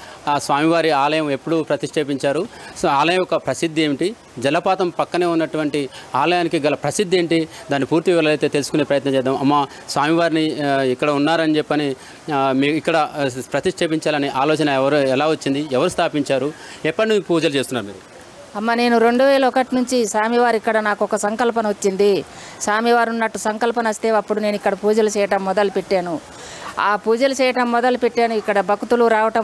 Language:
Telugu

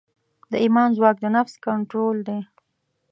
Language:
Pashto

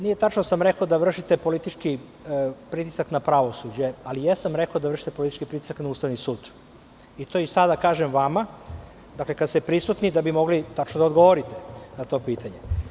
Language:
Serbian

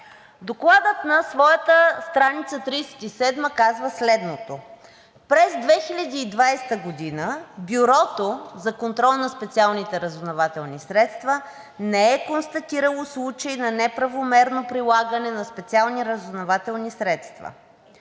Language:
Bulgarian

